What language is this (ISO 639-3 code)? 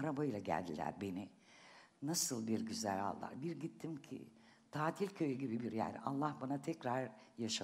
tur